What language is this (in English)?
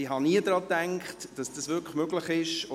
Swiss German